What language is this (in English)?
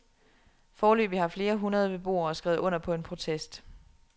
Danish